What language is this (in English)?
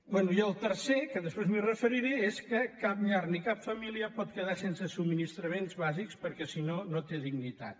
Catalan